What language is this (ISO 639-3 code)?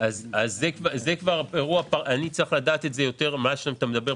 heb